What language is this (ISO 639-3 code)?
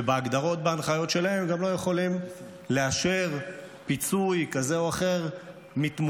heb